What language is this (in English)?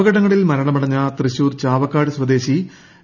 Malayalam